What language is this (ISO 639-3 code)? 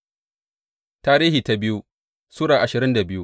hau